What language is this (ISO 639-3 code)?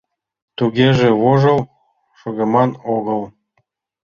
chm